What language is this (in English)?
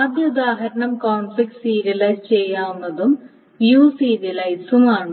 Malayalam